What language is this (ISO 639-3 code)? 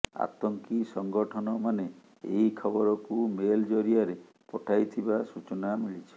ori